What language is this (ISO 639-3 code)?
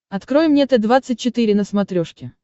rus